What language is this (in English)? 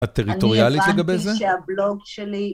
Hebrew